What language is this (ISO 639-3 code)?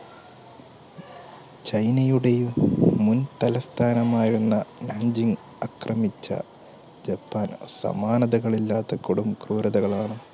mal